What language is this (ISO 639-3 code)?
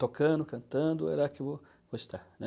por